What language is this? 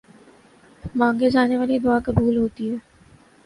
Urdu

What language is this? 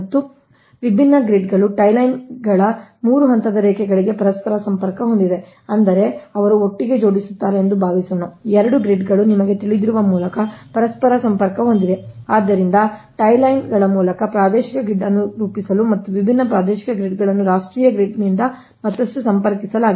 Kannada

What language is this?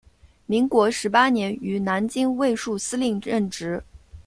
Chinese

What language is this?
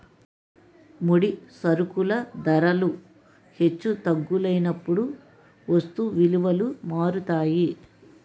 Telugu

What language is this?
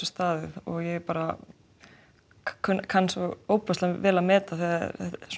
Icelandic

